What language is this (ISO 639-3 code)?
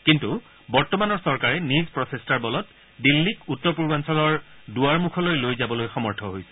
asm